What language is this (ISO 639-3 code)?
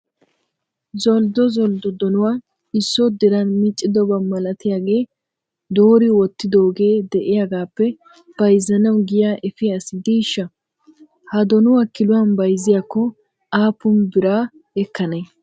wal